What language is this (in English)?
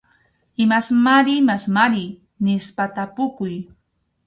Arequipa-La Unión Quechua